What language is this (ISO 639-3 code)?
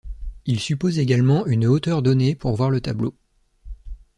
fra